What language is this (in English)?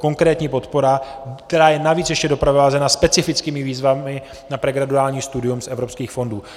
Czech